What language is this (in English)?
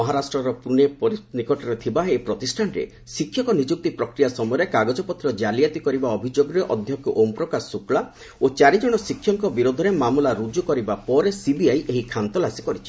Odia